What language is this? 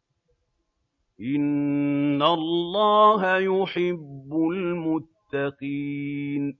Arabic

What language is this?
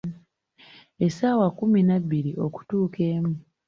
Ganda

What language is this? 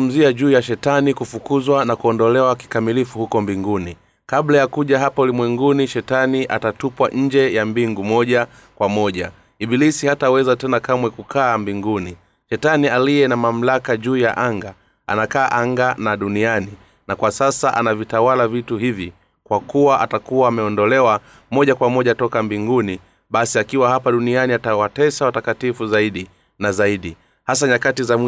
Swahili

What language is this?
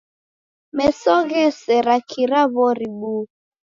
Taita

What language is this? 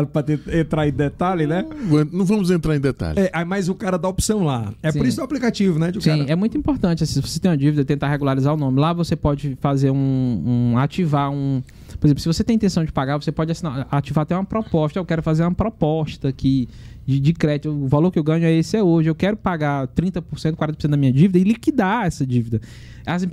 Portuguese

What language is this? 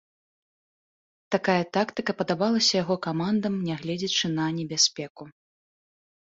Belarusian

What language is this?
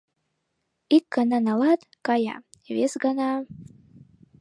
Mari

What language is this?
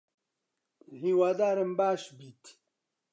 Central Kurdish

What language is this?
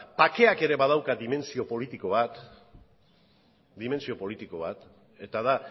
Basque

